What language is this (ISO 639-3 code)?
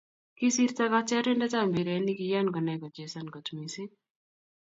kln